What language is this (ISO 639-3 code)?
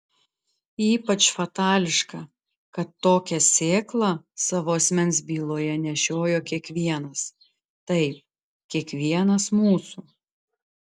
lit